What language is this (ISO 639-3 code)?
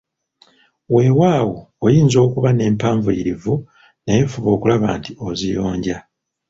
lug